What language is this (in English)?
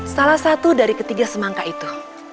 Indonesian